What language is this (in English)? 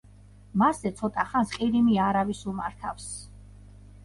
Georgian